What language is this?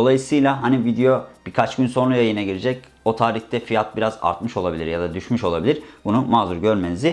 Turkish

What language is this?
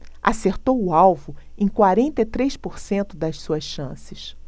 Portuguese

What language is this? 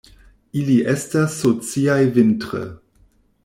Esperanto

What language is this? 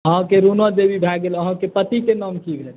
Maithili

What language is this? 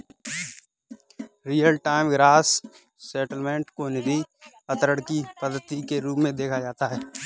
Hindi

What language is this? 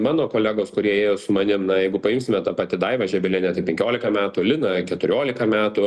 Lithuanian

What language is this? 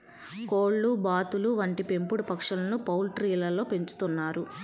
Telugu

